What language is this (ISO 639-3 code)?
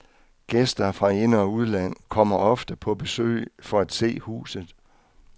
dan